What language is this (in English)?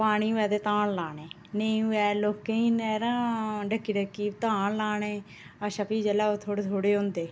Dogri